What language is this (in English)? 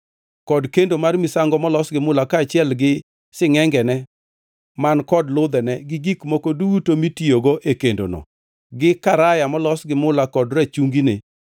Luo (Kenya and Tanzania)